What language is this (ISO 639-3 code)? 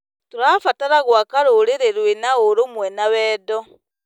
kik